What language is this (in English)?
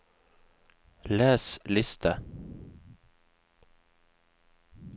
Norwegian